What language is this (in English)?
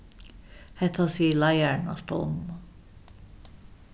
Faroese